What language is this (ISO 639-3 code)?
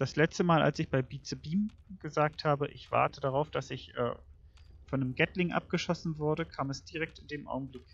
deu